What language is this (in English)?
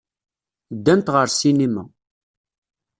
Kabyle